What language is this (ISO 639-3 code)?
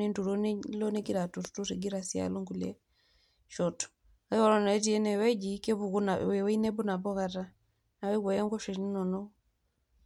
mas